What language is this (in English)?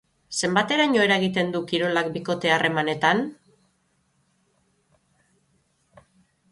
Basque